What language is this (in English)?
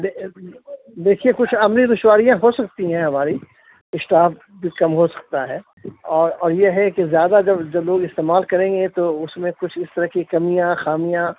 Urdu